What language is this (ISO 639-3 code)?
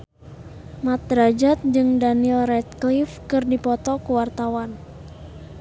sun